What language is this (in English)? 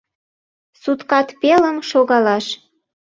Mari